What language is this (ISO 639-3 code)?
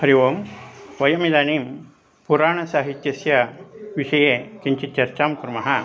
san